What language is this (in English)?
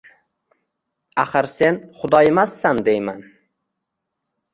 Uzbek